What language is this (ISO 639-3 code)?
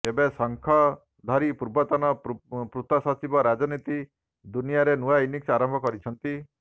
ori